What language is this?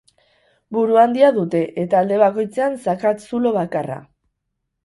Basque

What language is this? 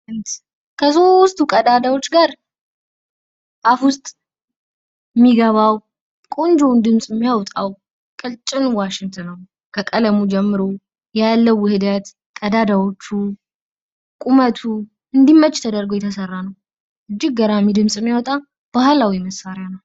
Amharic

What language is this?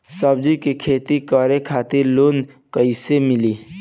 Bhojpuri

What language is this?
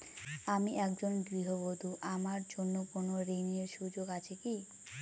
Bangla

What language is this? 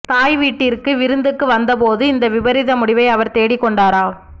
Tamil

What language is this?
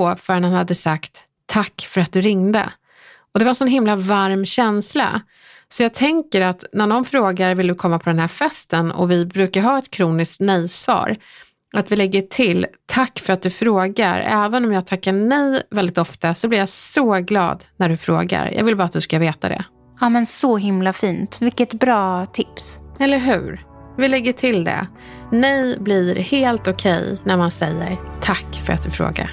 Swedish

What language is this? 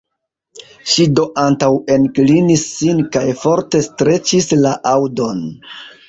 Esperanto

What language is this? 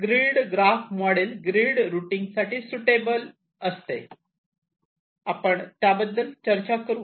Marathi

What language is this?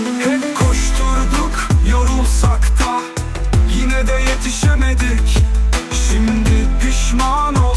Turkish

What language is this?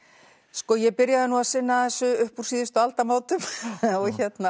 Icelandic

